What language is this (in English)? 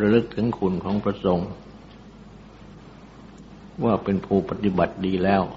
Thai